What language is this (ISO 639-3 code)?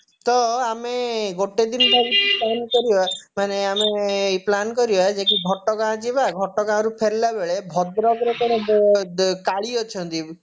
ori